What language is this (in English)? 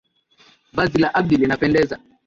Swahili